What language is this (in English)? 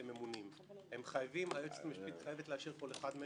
Hebrew